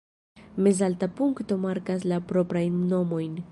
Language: Esperanto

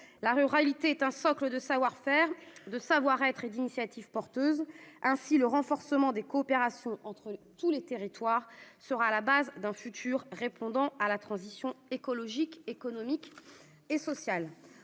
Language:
French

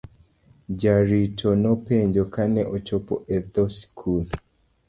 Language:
Luo (Kenya and Tanzania)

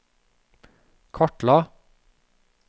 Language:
Norwegian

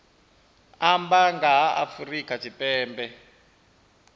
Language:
Venda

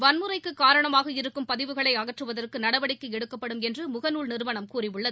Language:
Tamil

